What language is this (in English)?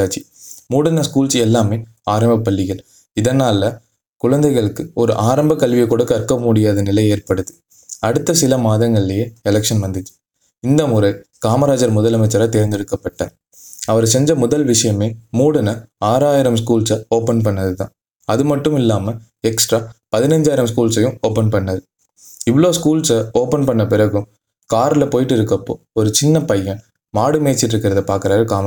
Tamil